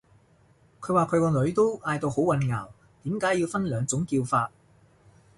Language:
Cantonese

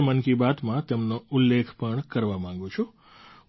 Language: Gujarati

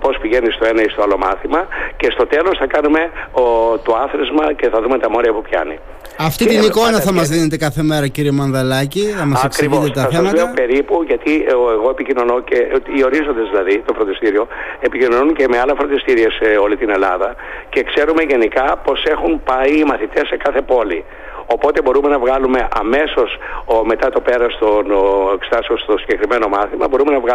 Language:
Greek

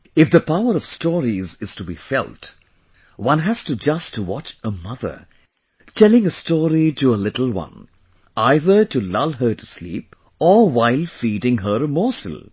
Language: English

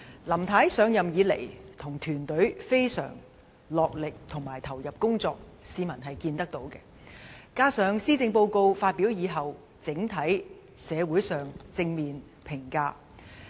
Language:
Cantonese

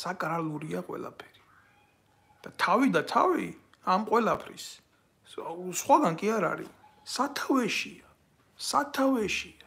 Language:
Romanian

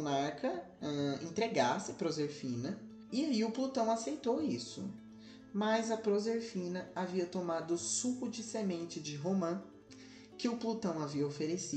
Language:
Portuguese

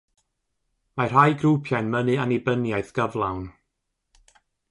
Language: Welsh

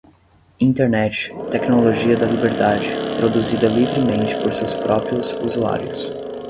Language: Portuguese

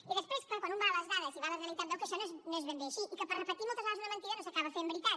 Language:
Catalan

